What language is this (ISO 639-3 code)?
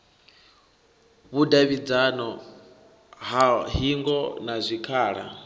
ven